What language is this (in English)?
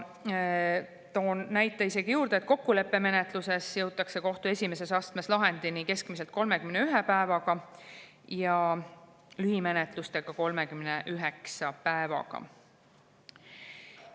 Estonian